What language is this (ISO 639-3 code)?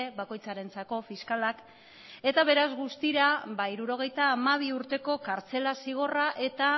eus